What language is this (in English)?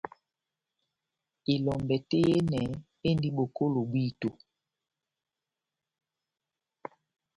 Batanga